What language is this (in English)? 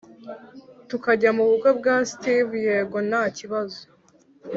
Kinyarwanda